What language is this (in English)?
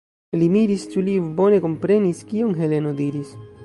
Esperanto